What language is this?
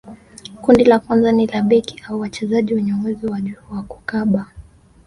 Swahili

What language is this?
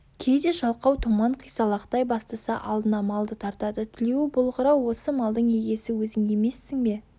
Kazakh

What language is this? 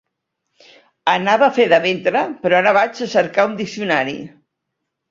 Catalan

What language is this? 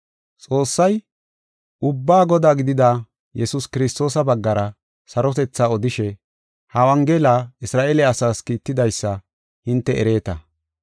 Gofa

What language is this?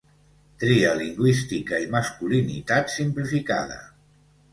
Catalan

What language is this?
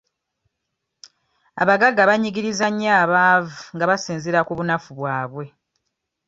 Ganda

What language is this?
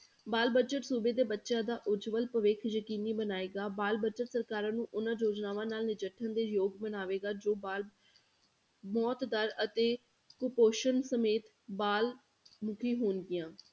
Punjabi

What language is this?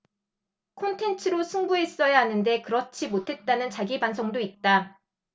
Korean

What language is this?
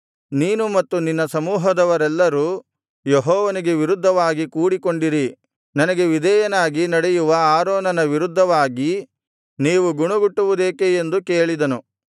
Kannada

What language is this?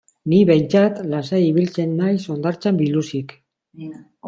Basque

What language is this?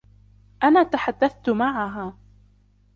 Arabic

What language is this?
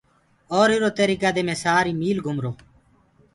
Gurgula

